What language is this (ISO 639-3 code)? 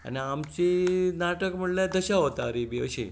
kok